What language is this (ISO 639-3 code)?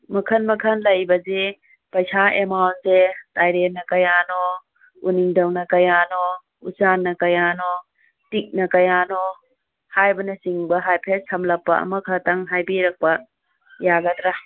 mni